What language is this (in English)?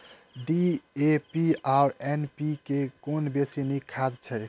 Maithili